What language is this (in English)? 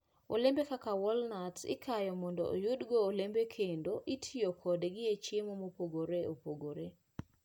Luo (Kenya and Tanzania)